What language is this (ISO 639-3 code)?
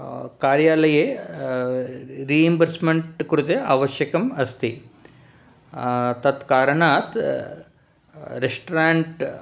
san